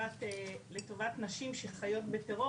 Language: Hebrew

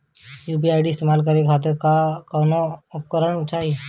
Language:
Bhojpuri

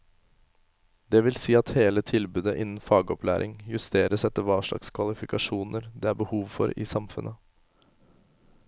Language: Norwegian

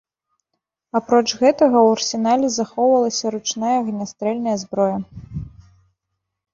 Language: Belarusian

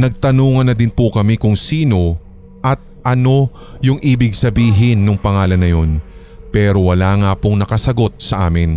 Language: Filipino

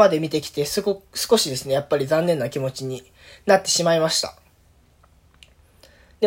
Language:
Japanese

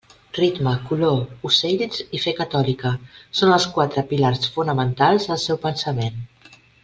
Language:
Catalan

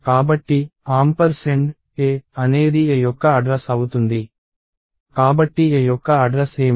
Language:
Telugu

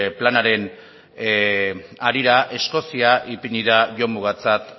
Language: Basque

